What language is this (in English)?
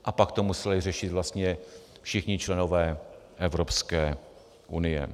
Czech